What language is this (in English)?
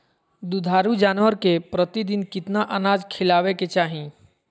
Magahi